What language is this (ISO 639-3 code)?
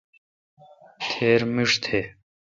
xka